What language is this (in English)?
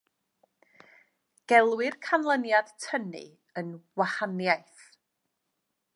Welsh